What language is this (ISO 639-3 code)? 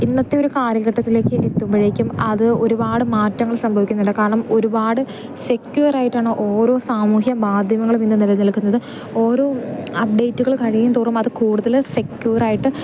mal